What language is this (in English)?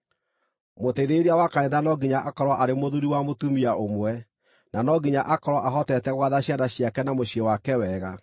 Kikuyu